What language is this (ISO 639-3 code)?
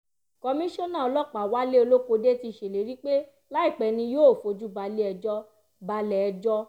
yor